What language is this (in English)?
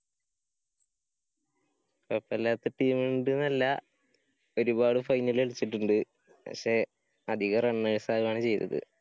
Malayalam